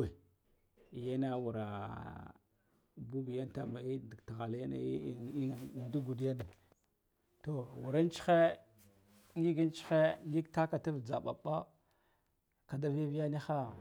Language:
Guduf-Gava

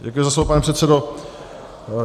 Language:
Czech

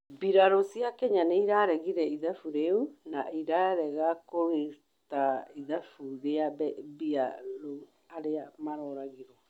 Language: Kikuyu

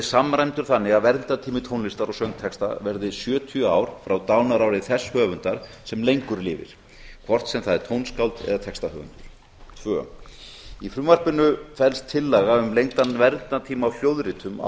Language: Icelandic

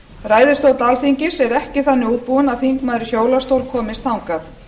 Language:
Icelandic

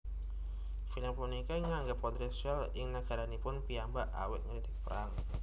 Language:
Javanese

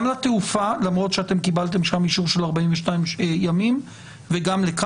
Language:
Hebrew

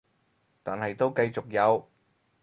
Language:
Cantonese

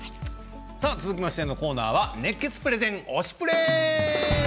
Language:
Japanese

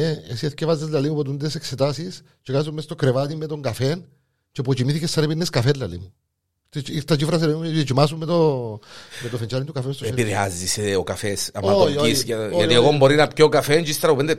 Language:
Greek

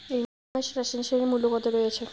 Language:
Bangla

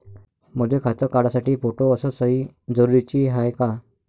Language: Marathi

